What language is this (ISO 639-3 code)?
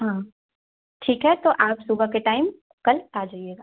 hin